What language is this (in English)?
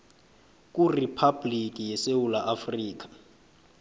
South Ndebele